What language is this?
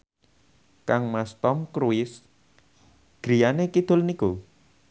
Javanese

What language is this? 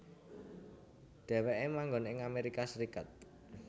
Javanese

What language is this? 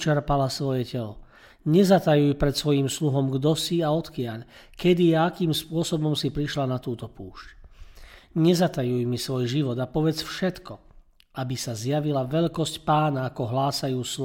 Slovak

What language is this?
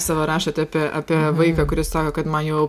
Lithuanian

